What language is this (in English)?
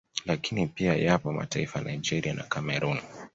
Swahili